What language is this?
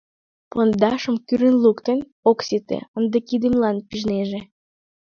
Mari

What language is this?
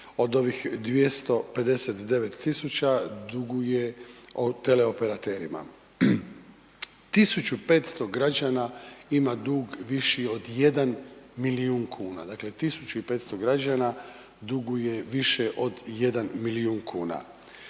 Croatian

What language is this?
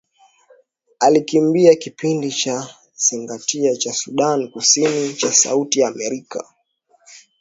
Swahili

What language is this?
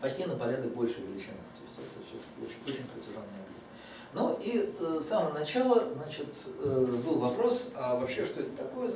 Russian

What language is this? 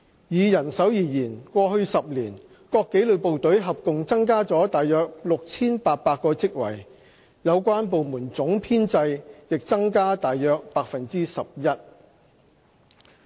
Cantonese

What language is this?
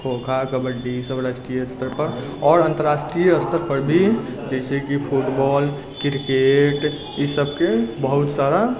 Maithili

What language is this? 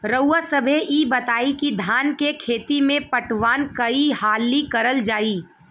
Bhojpuri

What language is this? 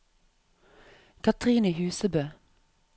Norwegian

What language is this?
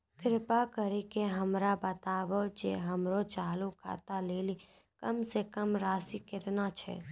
Maithili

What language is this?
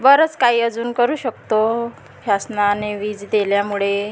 Marathi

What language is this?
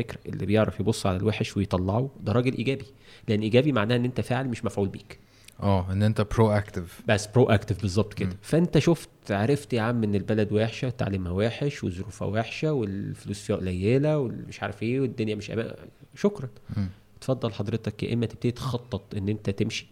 Arabic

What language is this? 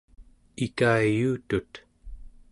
Central Yupik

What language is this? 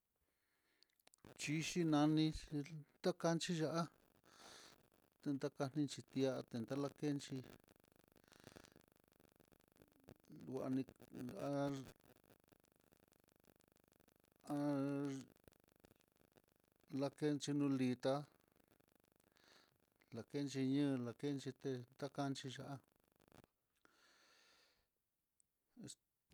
Mitlatongo Mixtec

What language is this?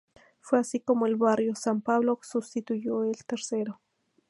Spanish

